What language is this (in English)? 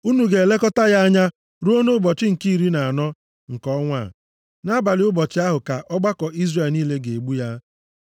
Igbo